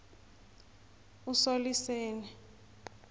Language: South Ndebele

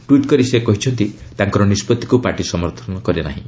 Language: Odia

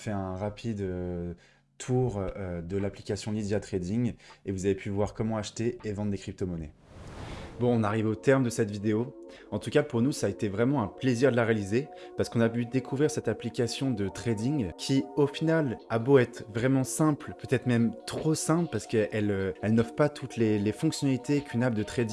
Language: French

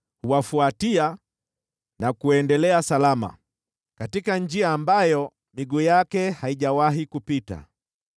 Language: Swahili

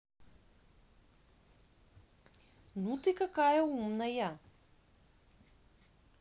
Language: Russian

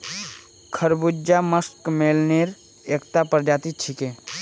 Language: Magahi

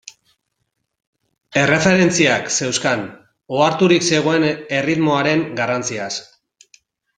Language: Basque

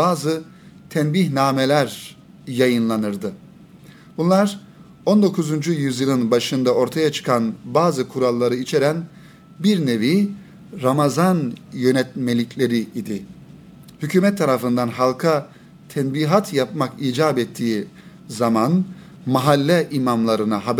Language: Turkish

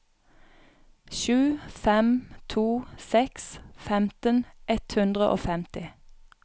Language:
Norwegian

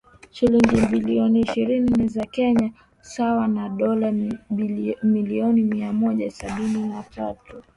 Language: Swahili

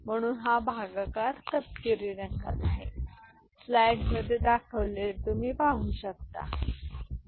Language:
Marathi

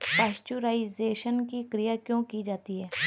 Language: Hindi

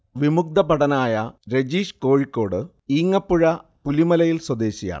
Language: Malayalam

